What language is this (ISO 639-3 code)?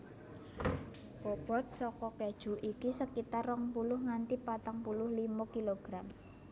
jav